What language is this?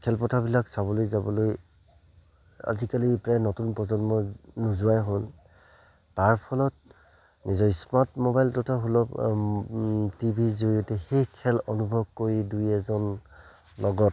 Assamese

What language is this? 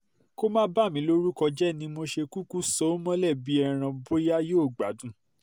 Yoruba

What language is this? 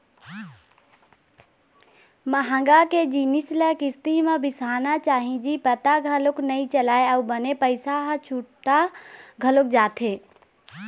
Chhattisgarhi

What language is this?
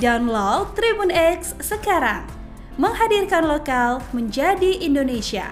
Indonesian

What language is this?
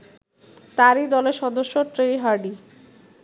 Bangla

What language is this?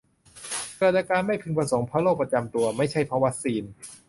Thai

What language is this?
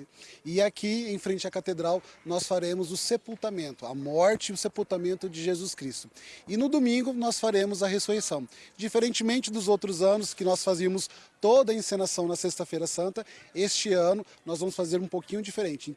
Portuguese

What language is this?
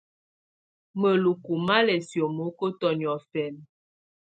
Tunen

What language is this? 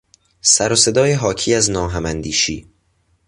Persian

